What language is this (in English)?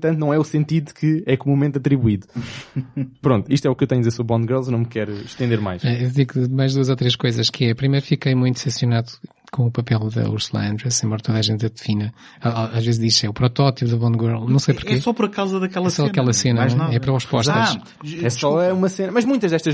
Portuguese